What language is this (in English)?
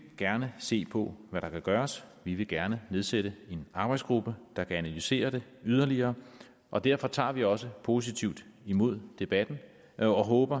Danish